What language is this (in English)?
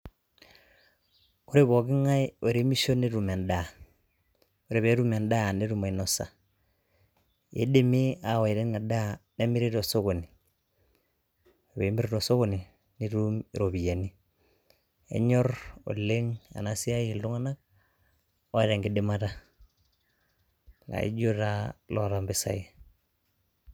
Masai